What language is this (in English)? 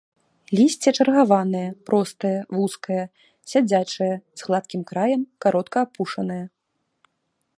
Belarusian